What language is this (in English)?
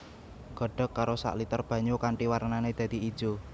Javanese